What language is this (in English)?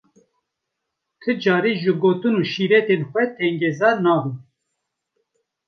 Kurdish